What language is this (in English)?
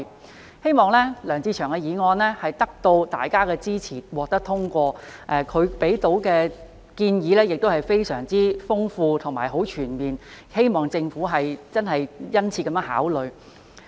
Cantonese